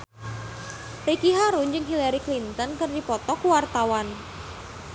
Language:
Sundanese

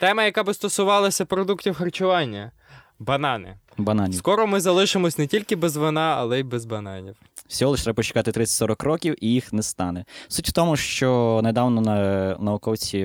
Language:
Ukrainian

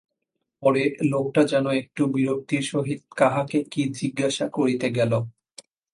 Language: Bangla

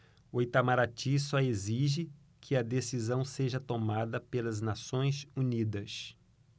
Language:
Portuguese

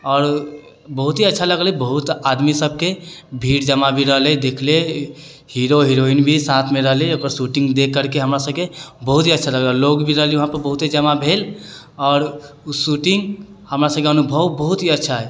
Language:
Maithili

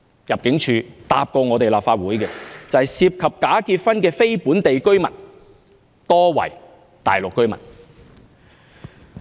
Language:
Cantonese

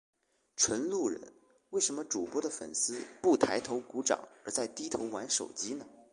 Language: Chinese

